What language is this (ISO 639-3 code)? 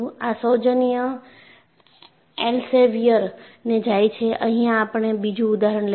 guj